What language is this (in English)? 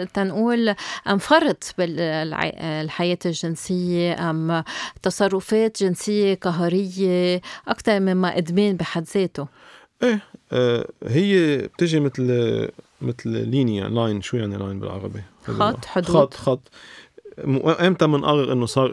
Arabic